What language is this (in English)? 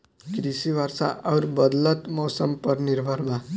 Bhojpuri